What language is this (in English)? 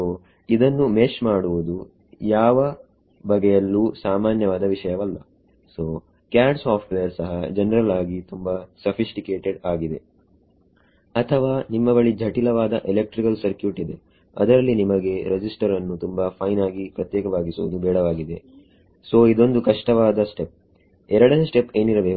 Kannada